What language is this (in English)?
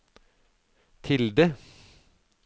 Norwegian